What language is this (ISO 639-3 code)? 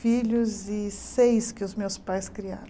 por